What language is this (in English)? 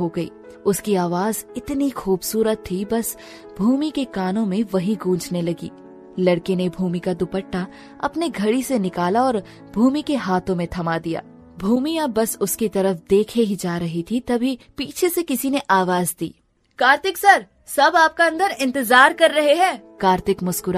Hindi